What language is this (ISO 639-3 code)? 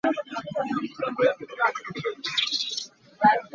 cnh